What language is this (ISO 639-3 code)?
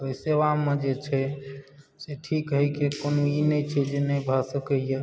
mai